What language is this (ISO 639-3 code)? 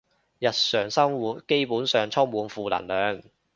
yue